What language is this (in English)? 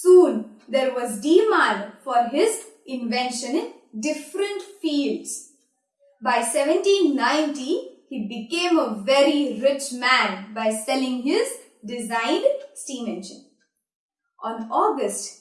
English